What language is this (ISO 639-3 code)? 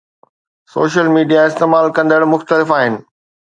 snd